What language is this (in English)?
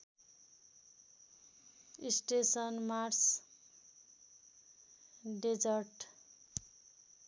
Nepali